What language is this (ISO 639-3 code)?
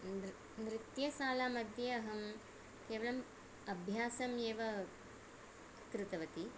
san